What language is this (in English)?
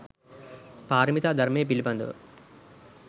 Sinhala